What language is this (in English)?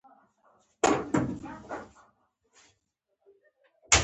Pashto